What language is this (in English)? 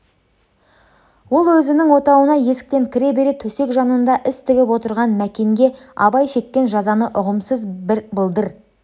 Kazakh